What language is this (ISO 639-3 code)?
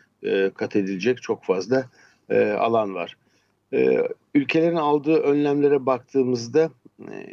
tur